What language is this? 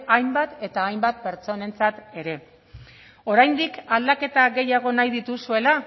Basque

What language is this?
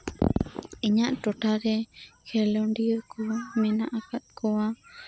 Santali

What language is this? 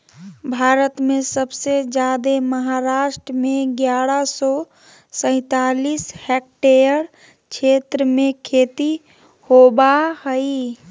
Magahi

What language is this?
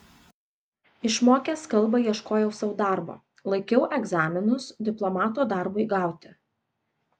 Lithuanian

